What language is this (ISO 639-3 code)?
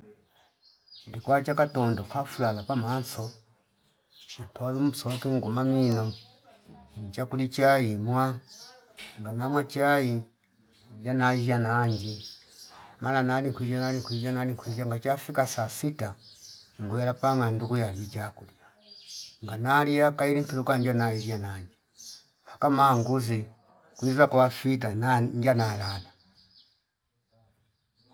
fip